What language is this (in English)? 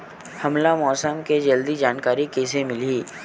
Chhattisgarhi